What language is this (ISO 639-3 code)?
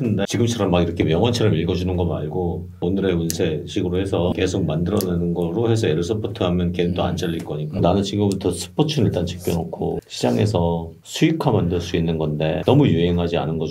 kor